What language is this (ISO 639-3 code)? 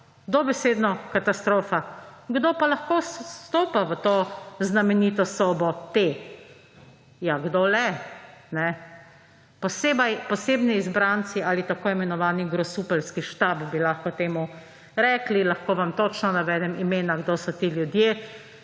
slv